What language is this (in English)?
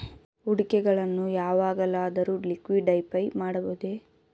Kannada